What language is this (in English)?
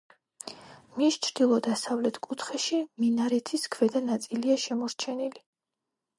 Georgian